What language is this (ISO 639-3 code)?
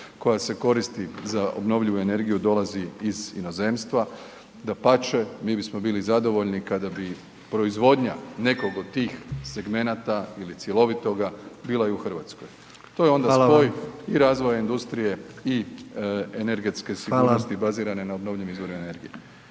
hrv